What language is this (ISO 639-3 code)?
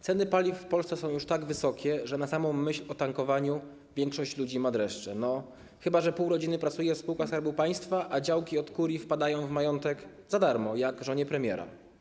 pol